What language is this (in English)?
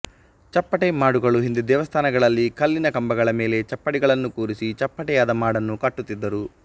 Kannada